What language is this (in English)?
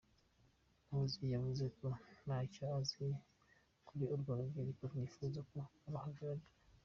Kinyarwanda